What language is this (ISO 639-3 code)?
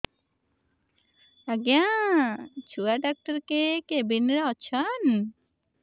ori